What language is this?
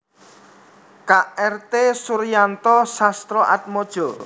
Javanese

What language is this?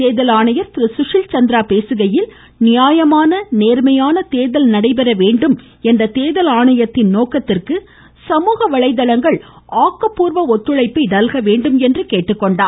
Tamil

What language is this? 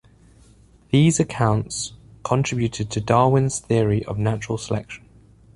English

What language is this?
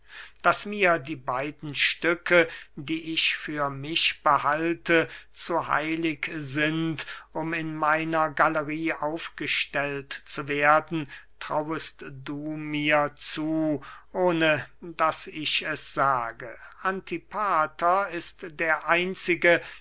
German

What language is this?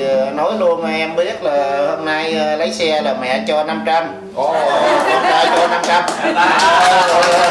Vietnamese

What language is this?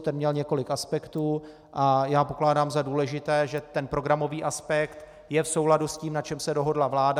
Czech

